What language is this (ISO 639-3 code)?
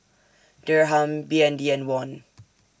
eng